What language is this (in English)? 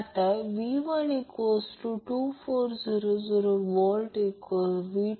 Marathi